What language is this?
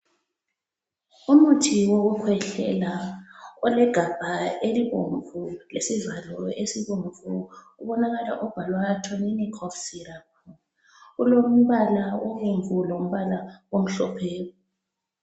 North Ndebele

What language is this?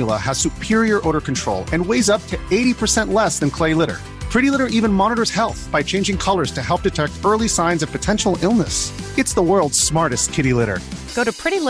Persian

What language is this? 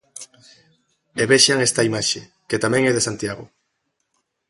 Galician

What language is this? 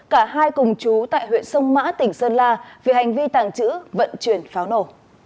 Vietnamese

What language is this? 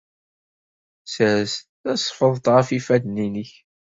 Kabyle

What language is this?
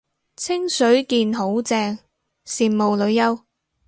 Cantonese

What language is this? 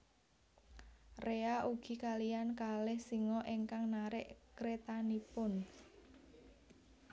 Javanese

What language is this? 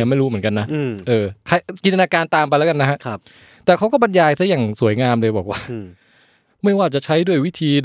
Thai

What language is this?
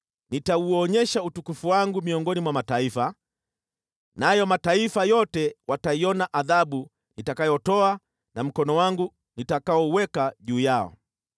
Swahili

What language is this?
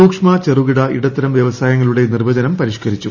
Malayalam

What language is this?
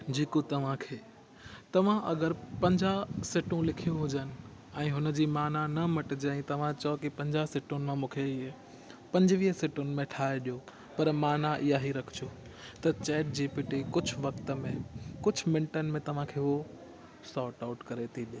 Sindhi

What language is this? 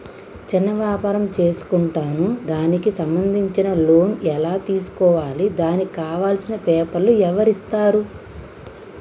Telugu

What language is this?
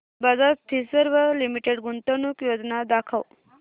Marathi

